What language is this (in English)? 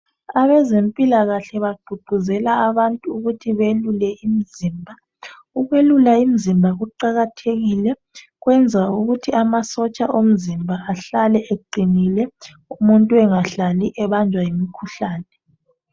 North Ndebele